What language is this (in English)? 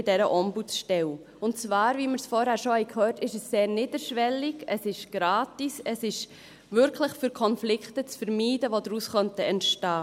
Swiss German